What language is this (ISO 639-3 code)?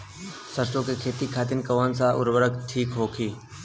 bho